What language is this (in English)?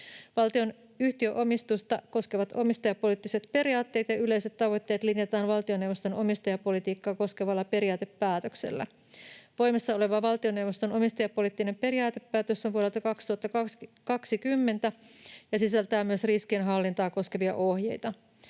Finnish